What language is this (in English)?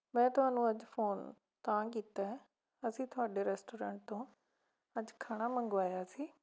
Punjabi